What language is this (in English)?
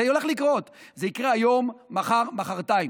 Hebrew